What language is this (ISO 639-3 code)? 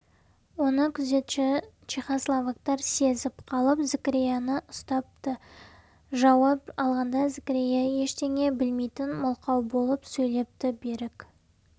kaz